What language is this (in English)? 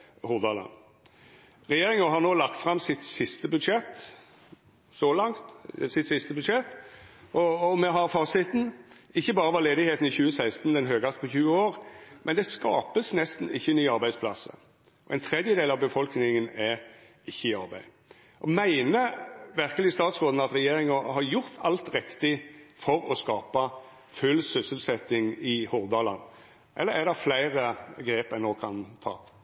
Norwegian Nynorsk